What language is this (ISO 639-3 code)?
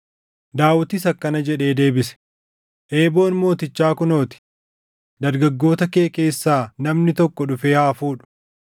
orm